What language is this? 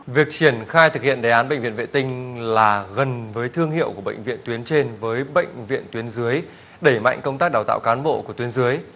Vietnamese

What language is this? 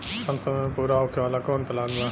Bhojpuri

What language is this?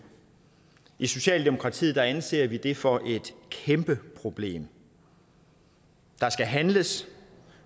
Danish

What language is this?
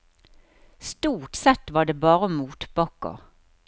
Norwegian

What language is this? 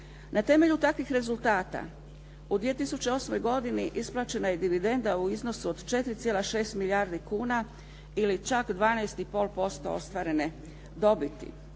Croatian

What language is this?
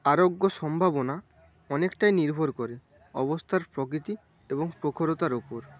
Bangla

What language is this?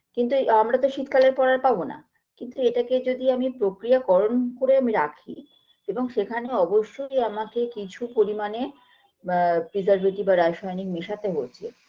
Bangla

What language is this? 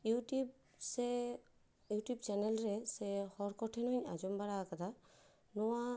Santali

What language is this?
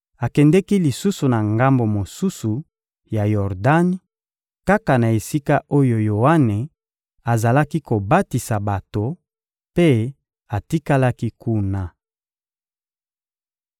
Lingala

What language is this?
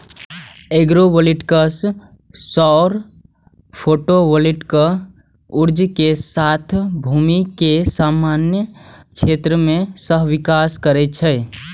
Maithili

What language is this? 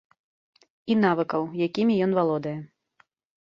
Belarusian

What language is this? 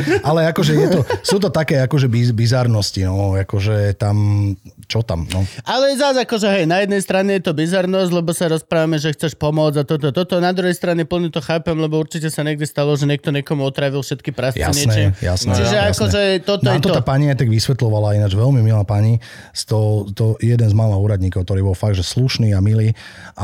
Slovak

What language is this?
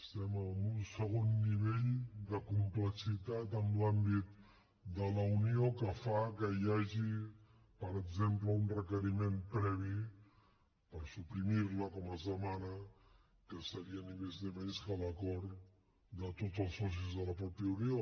Catalan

